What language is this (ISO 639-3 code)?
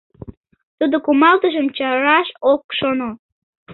chm